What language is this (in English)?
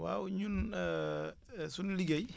Wolof